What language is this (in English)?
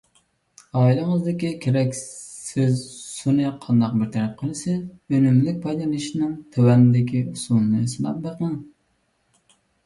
Uyghur